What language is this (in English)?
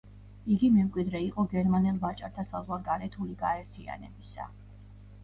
Georgian